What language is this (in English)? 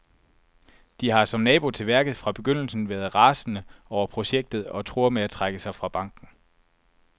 Danish